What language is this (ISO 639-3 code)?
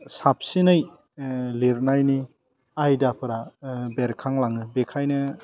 brx